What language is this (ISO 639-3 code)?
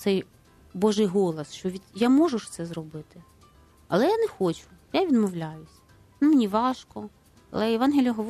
ukr